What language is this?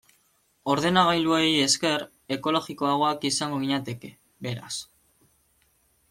Basque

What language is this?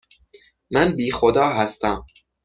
Persian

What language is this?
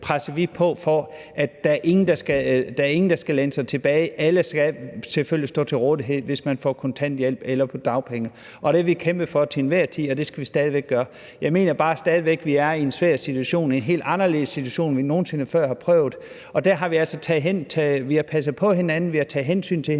Danish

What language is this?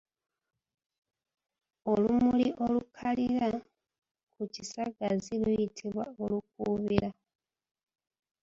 Ganda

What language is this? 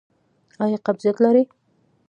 Pashto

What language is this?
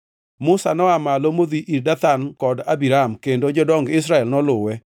Luo (Kenya and Tanzania)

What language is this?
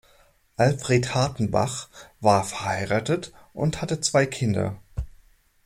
German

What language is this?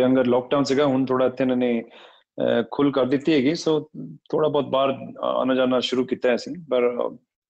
Punjabi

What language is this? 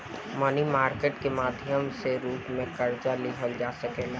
Bhojpuri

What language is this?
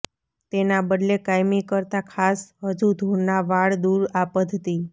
Gujarati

